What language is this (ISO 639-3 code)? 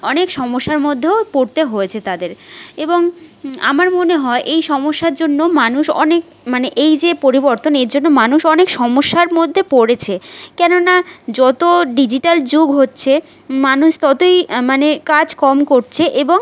ben